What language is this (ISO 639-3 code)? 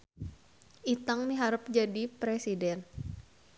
sun